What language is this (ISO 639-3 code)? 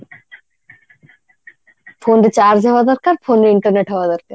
ori